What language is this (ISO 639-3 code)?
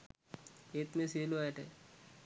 sin